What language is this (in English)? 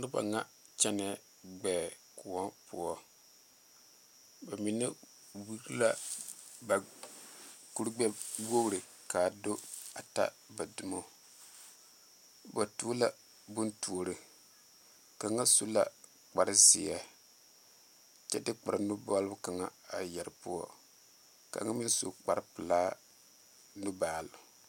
Southern Dagaare